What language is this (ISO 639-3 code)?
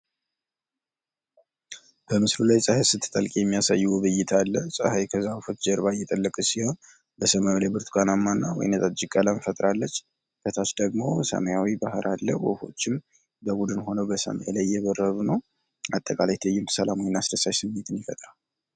amh